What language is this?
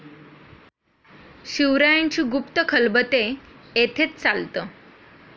Marathi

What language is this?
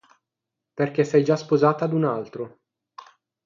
Italian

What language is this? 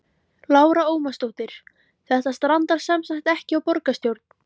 Icelandic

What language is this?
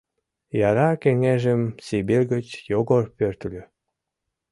Mari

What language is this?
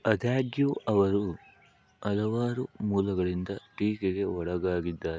Kannada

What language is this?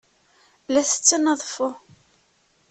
Kabyle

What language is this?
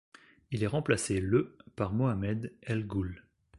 French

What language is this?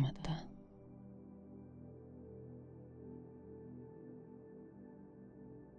Hebrew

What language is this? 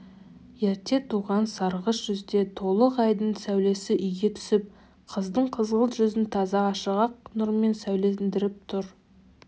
Kazakh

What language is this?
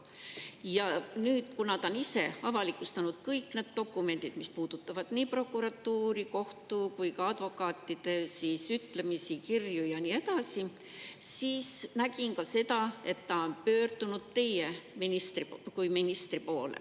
Estonian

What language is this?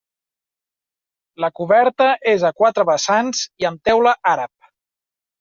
Catalan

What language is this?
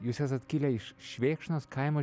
Lithuanian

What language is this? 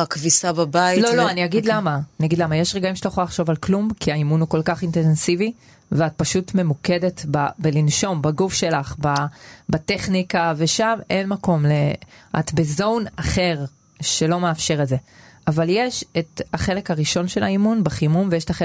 Hebrew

